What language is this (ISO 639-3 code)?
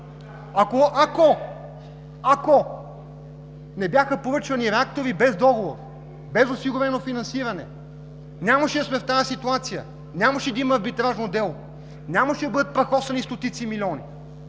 bul